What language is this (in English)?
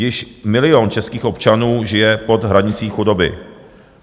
Czech